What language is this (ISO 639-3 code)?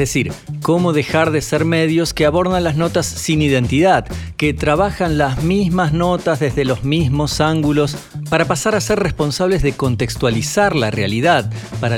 spa